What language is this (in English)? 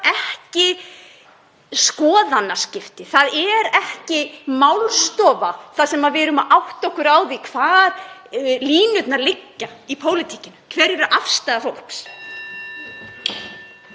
Icelandic